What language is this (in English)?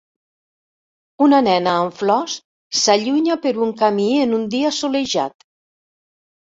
Catalan